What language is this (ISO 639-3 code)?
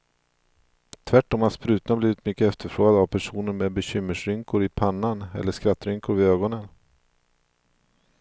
swe